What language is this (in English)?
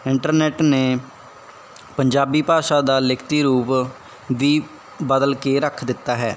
Punjabi